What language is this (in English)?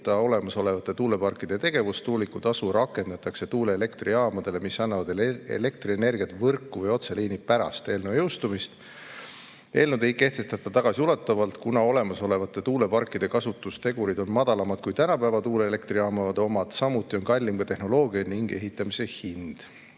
Estonian